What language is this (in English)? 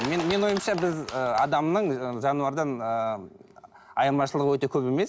Kazakh